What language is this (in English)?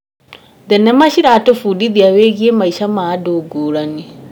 Kikuyu